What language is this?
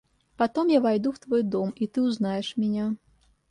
Russian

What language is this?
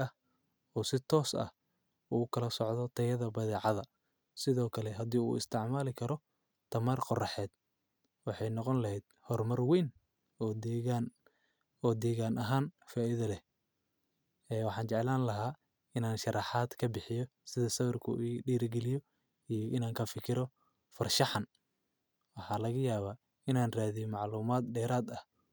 Somali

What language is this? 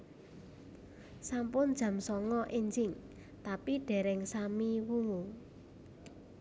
Javanese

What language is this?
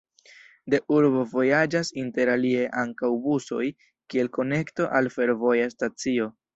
Esperanto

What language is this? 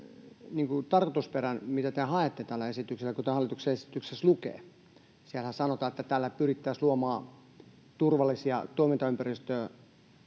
Finnish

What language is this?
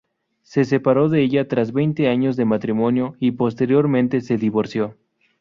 Spanish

